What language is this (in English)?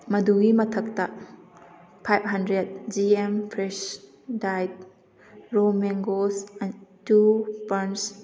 Manipuri